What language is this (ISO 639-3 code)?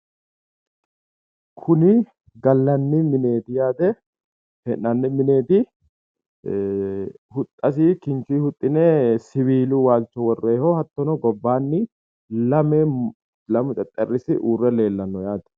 sid